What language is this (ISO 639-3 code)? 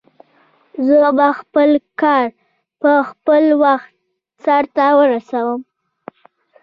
pus